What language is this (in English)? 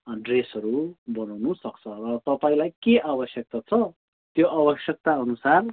Nepali